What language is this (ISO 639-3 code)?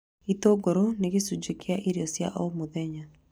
kik